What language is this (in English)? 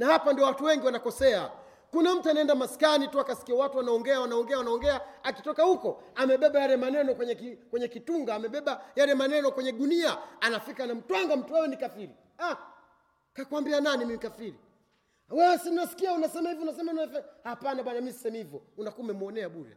Swahili